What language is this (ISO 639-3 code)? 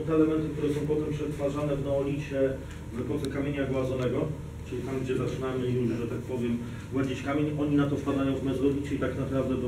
pol